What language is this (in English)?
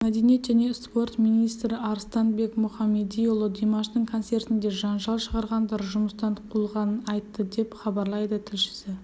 Kazakh